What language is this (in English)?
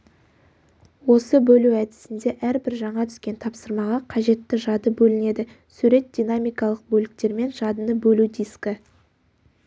Kazakh